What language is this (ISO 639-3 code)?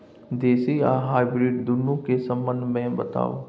mai